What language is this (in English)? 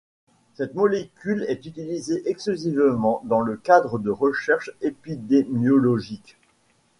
French